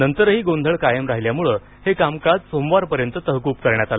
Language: Marathi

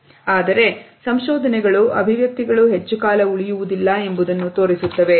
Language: Kannada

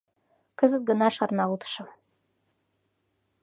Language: Mari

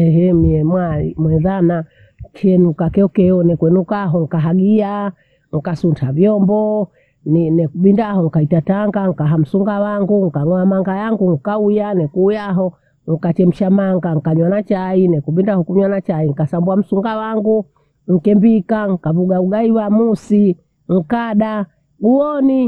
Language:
Bondei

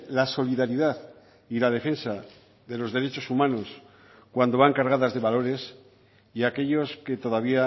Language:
Spanish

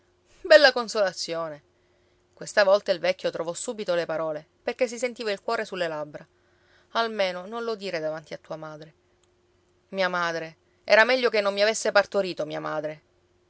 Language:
Italian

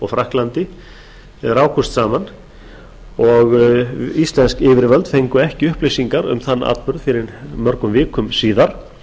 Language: Icelandic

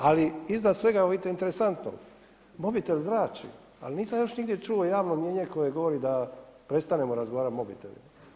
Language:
Croatian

